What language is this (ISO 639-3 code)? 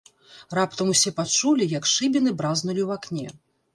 bel